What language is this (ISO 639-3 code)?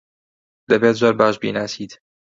ckb